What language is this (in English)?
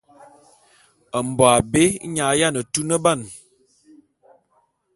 Bulu